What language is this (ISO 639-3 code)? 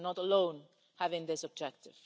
eng